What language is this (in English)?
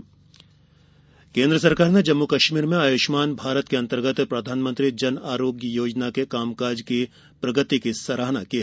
Hindi